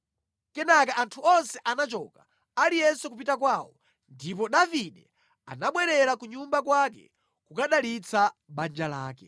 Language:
Nyanja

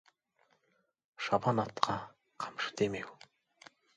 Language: Kazakh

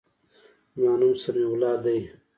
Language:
Pashto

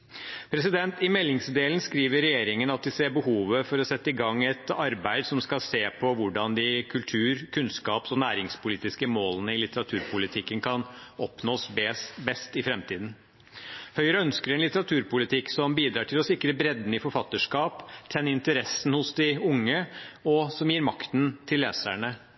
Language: Norwegian Bokmål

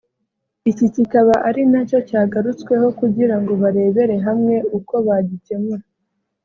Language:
Kinyarwanda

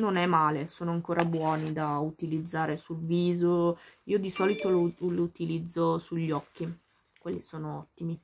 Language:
Italian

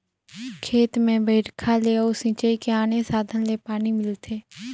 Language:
Chhattisgarhi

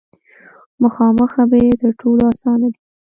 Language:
Pashto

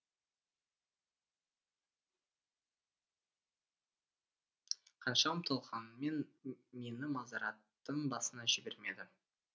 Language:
Kazakh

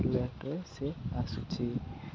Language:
Odia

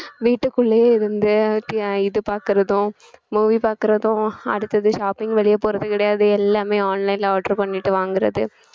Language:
Tamil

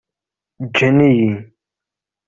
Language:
Kabyle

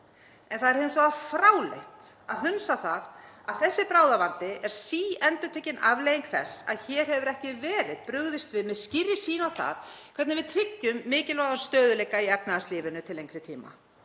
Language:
Icelandic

